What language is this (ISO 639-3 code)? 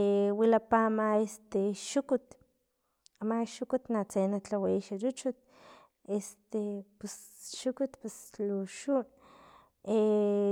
tlp